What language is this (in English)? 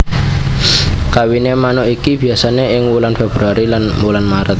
Javanese